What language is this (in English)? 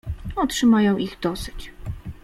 Polish